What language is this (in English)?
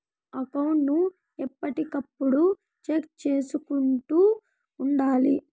Telugu